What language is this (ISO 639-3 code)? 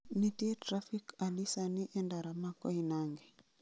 luo